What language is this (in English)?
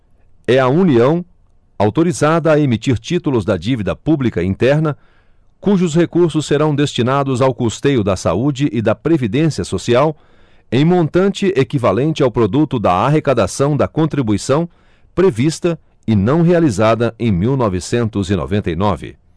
Portuguese